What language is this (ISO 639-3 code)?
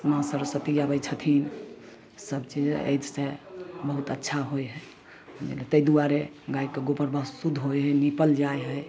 mai